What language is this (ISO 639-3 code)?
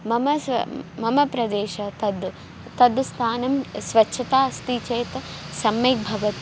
san